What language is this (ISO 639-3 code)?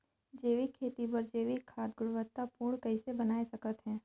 hne